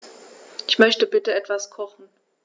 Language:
German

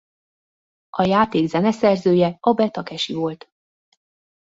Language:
Hungarian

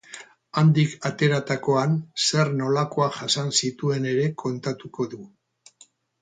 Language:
Basque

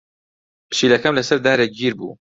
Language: Central Kurdish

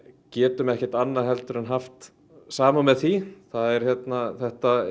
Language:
Icelandic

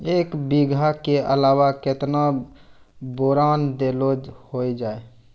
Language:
Maithili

